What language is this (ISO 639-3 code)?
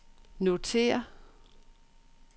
dan